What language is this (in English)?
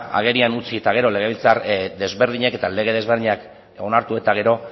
Basque